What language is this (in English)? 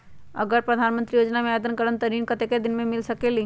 Magahi